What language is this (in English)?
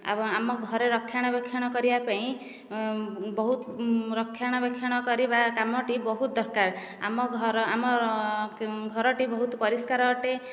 Odia